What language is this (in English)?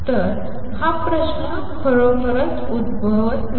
Marathi